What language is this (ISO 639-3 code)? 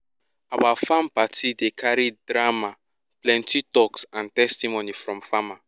pcm